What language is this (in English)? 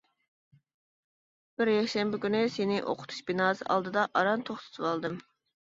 Uyghur